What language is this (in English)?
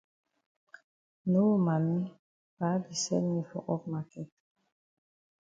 Cameroon Pidgin